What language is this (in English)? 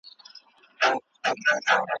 Pashto